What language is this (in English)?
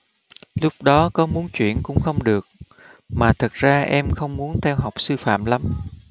Vietnamese